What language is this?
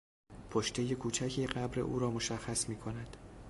Persian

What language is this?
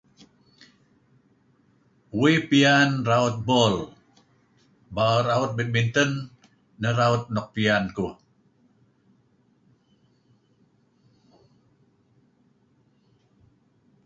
Kelabit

